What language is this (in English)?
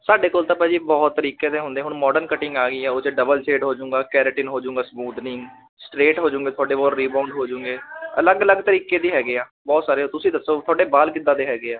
Punjabi